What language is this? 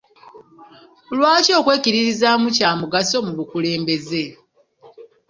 Ganda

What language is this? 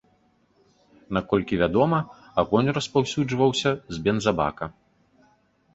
Belarusian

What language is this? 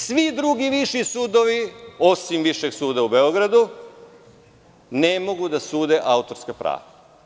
Serbian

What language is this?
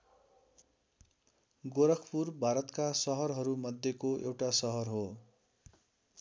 Nepali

